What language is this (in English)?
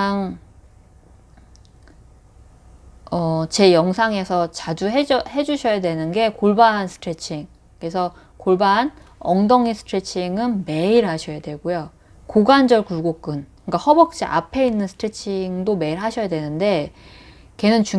Korean